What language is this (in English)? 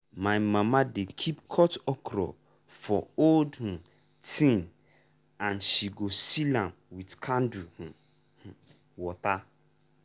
Nigerian Pidgin